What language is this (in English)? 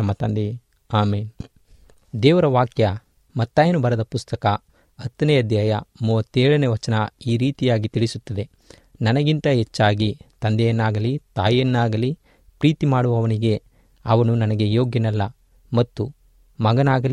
Kannada